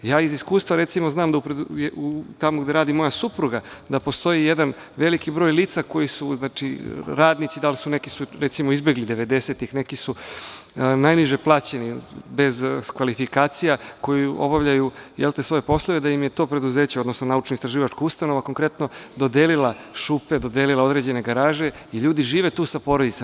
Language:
Serbian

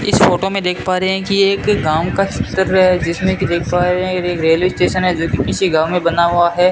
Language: Hindi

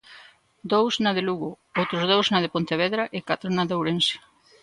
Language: Galician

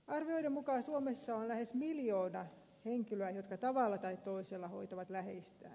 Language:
Finnish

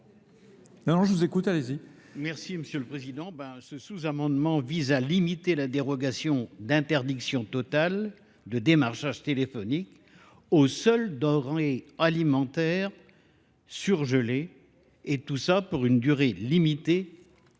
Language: French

